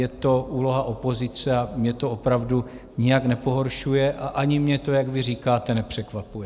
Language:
Czech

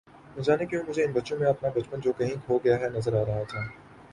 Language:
Urdu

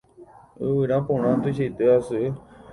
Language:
Guarani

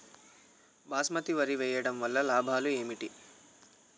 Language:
Telugu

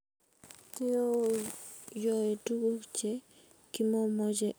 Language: Kalenjin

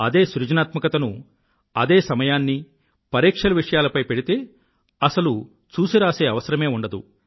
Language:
Telugu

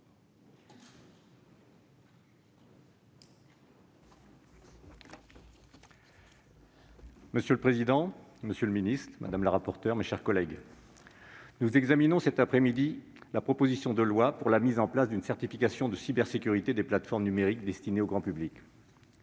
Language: French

